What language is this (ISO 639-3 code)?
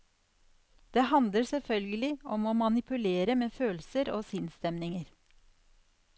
nor